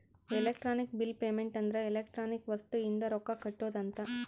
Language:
Kannada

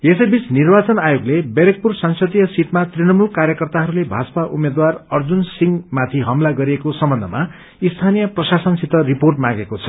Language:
Nepali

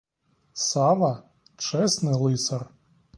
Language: Ukrainian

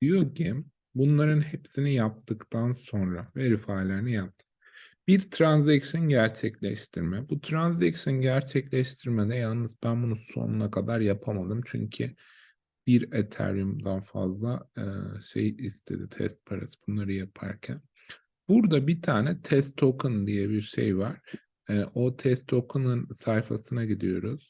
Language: Turkish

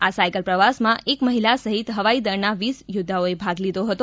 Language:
Gujarati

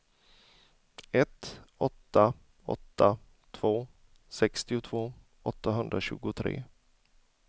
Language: Swedish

